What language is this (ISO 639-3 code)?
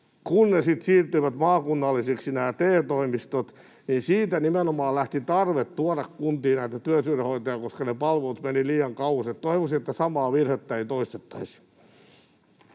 fin